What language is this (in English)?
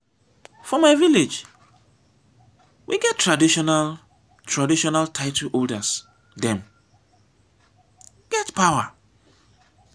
Nigerian Pidgin